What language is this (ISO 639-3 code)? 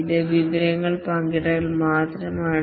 mal